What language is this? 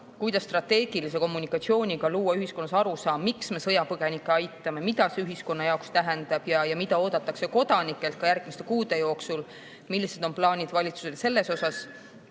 Estonian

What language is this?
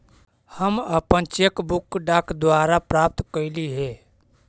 Magahi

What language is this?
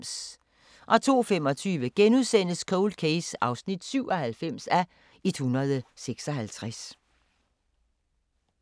Danish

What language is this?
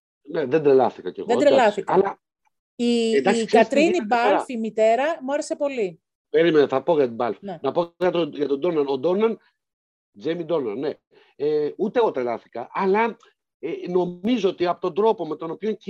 Greek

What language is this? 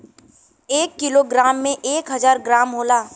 Bhojpuri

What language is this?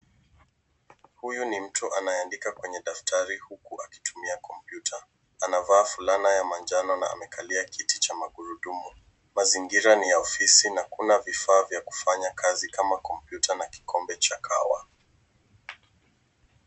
Swahili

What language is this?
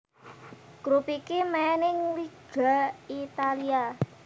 Javanese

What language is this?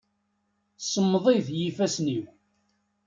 Kabyle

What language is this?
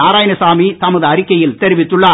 Tamil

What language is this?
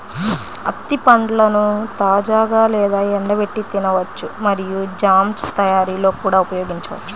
Telugu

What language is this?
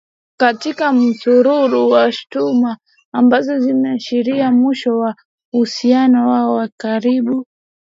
Swahili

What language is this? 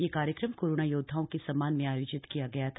Hindi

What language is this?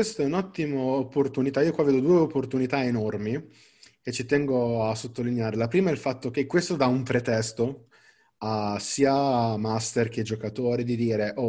Italian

